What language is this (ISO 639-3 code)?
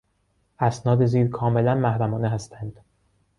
fas